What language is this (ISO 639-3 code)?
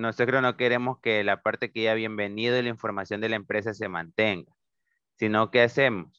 spa